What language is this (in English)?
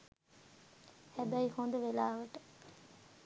Sinhala